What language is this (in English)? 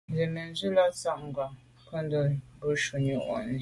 Medumba